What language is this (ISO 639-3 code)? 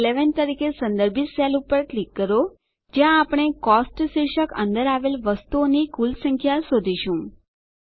guj